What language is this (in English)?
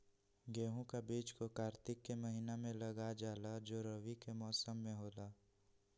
Magahi